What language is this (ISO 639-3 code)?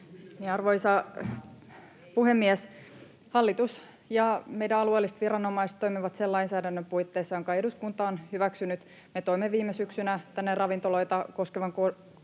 fin